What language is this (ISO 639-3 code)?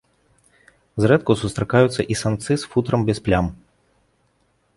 bel